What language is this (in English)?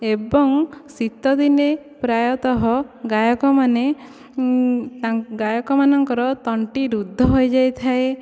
Odia